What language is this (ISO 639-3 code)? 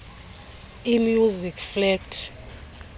xho